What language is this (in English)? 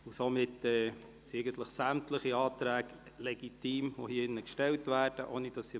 Swiss German